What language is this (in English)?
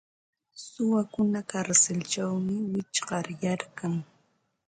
Ambo-Pasco Quechua